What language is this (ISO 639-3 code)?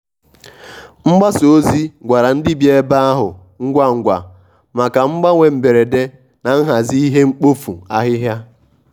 ibo